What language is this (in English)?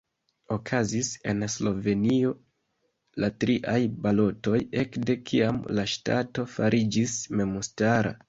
Esperanto